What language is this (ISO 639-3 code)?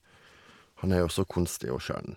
nor